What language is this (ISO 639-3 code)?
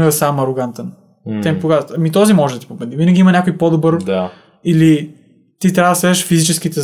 bul